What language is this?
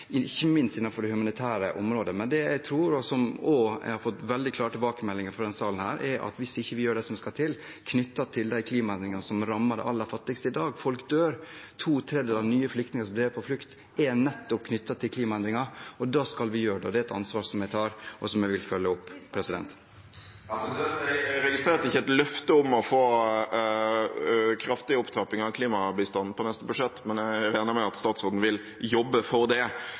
Norwegian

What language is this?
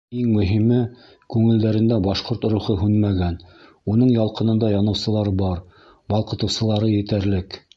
Bashkir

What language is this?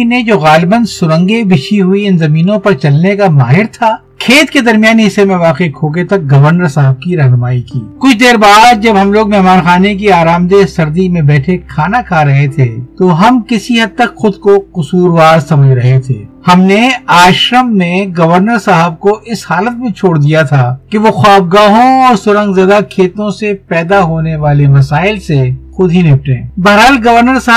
Urdu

